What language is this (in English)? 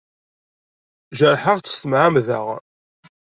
Kabyle